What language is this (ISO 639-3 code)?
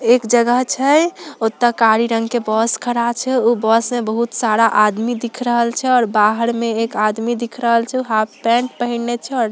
mag